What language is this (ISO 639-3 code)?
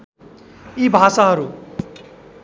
nep